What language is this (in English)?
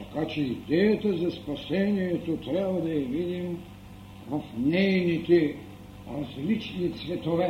Bulgarian